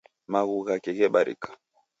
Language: Taita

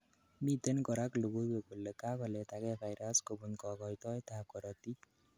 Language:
Kalenjin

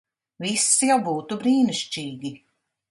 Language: Latvian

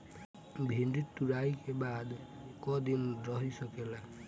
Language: Bhojpuri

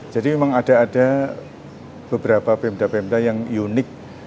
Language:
Indonesian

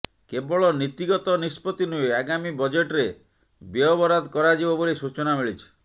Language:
Odia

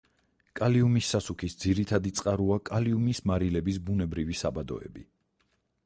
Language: Georgian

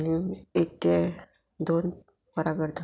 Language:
Konkani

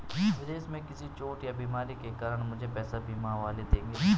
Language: Hindi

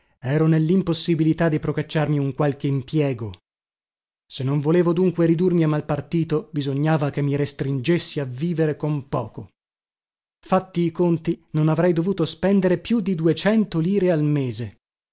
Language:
Italian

